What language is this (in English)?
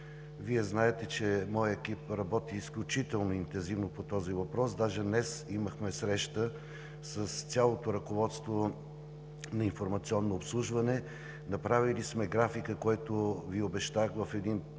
Bulgarian